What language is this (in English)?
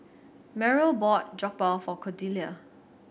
English